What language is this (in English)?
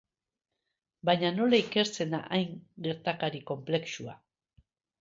Basque